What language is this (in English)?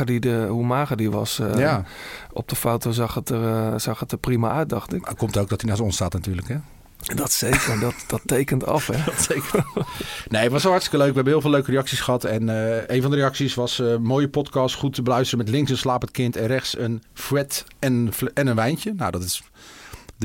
Dutch